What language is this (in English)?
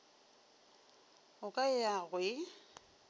Northern Sotho